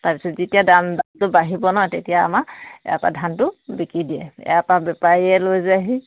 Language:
Assamese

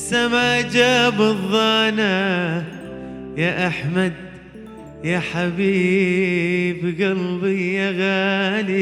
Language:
Arabic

